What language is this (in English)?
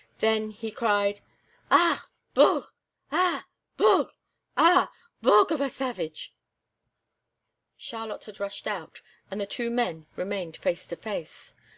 English